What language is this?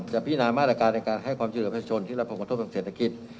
Thai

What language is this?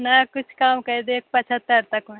Maithili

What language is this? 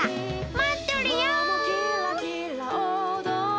Japanese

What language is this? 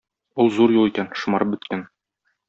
Tatar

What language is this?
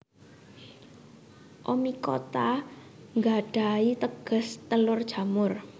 Javanese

